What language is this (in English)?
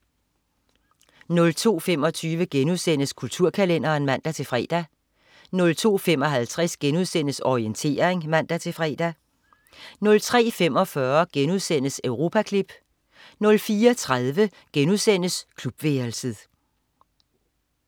Danish